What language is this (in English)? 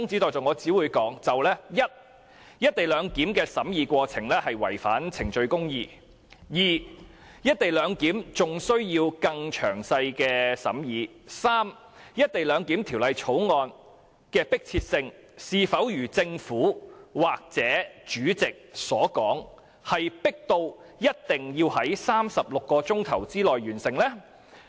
Cantonese